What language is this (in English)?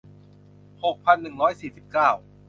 Thai